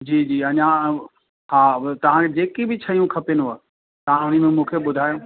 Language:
Sindhi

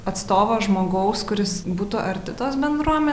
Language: Lithuanian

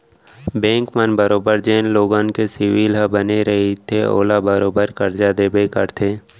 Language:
Chhattisgarhi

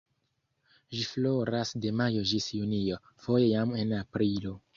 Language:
Esperanto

